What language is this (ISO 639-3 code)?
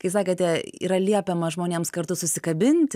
lit